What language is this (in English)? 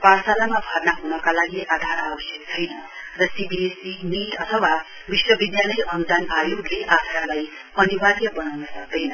Nepali